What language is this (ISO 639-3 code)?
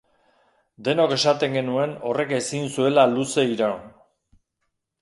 eus